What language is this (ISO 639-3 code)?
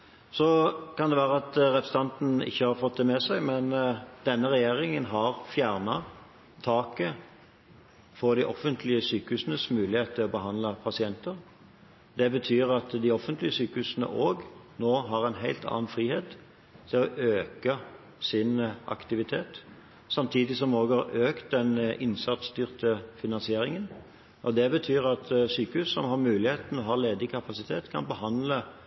nob